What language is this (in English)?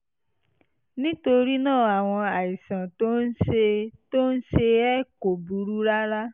Yoruba